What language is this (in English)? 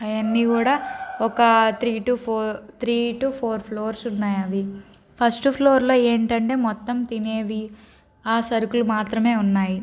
Telugu